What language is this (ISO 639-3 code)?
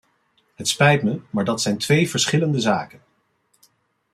nld